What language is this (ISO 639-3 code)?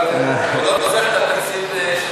heb